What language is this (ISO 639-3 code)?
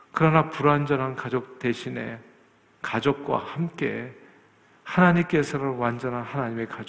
kor